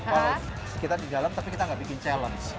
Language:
Indonesian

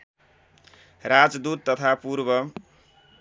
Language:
Nepali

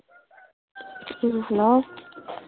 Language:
Manipuri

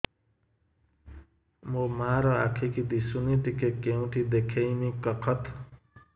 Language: Odia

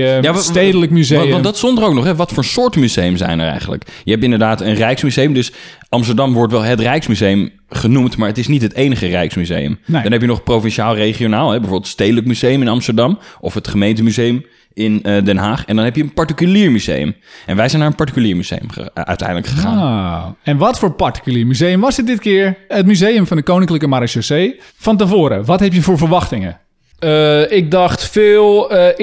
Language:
Dutch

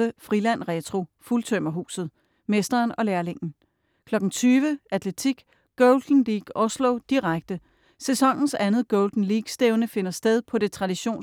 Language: Danish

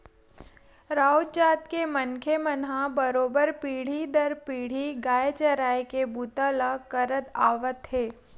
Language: Chhattisgarhi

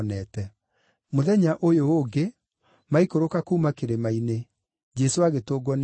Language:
Kikuyu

